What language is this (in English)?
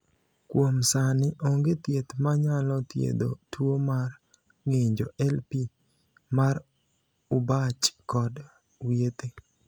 Luo (Kenya and Tanzania)